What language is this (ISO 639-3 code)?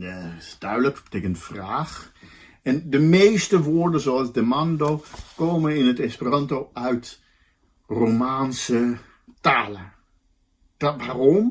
nld